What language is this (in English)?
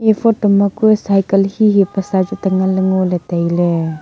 Wancho Naga